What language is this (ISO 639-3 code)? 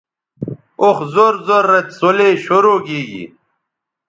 btv